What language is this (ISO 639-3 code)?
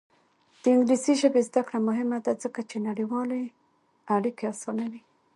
pus